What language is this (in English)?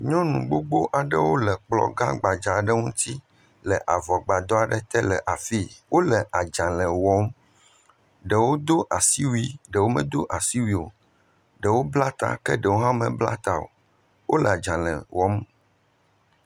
Ewe